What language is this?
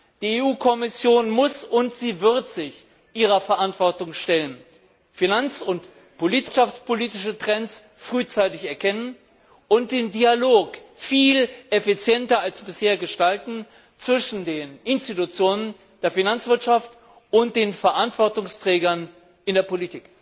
German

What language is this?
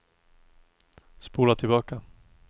Swedish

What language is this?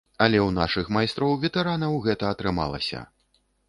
Belarusian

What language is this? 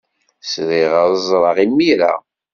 Kabyle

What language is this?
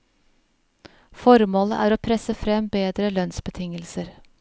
Norwegian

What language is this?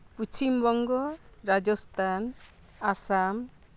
Santali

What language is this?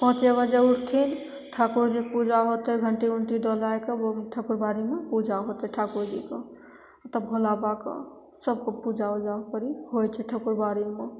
Maithili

